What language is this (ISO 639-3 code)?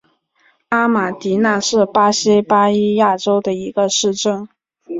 zho